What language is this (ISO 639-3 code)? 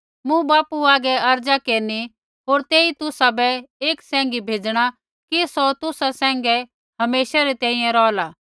kfx